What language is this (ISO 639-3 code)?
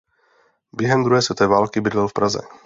ces